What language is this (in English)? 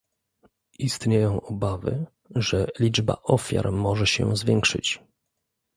Polish